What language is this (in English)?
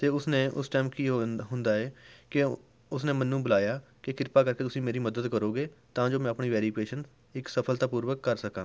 Punjabi